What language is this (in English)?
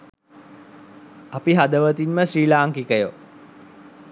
Sinhala